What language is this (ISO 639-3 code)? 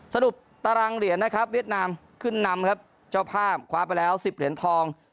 tha